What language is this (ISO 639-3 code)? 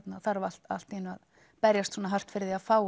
isl